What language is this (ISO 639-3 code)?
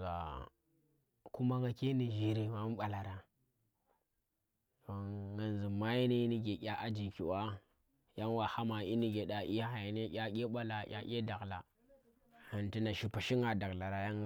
ttr